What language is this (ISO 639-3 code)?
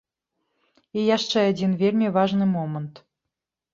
bel